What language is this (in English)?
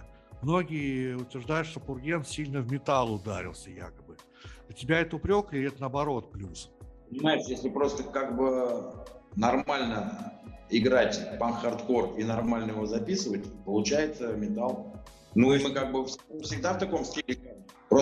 Russian